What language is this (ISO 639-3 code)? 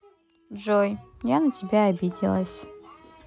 rus